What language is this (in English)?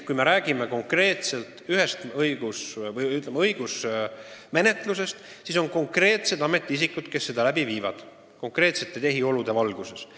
Estonian